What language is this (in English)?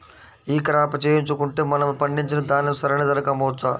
Telugu